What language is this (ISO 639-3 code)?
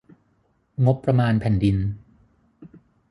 tha